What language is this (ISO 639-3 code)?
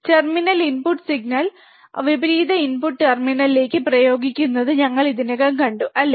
mal